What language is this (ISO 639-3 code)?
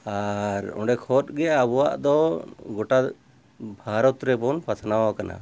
sat